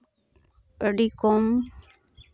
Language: Santali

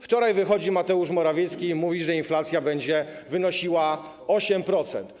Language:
Polish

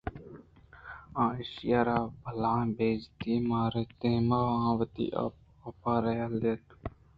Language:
Eastern Balochi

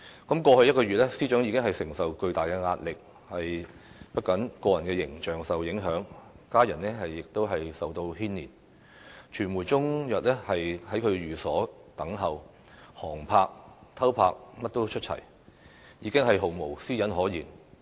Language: Cantonese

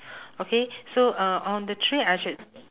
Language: English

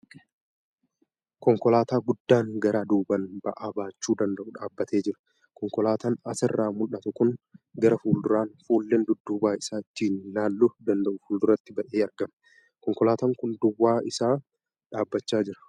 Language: Oromo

